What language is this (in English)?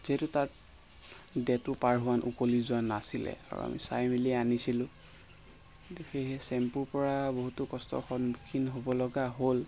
Assamese